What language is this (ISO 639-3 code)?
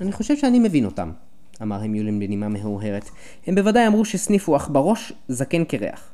heb